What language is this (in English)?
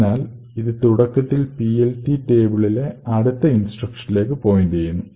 Malayalam